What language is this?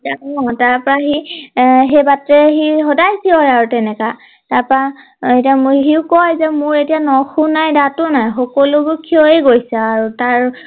Assamese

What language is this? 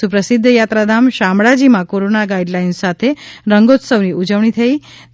Gujarati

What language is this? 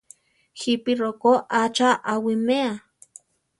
Central Tarahumara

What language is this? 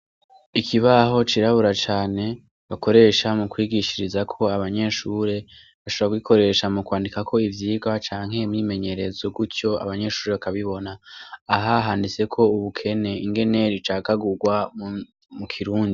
Rundi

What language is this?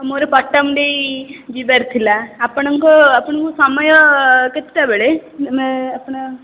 Odia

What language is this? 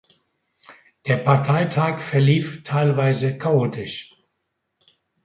German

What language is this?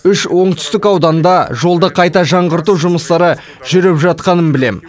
Kazakh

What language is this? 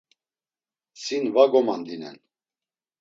Laz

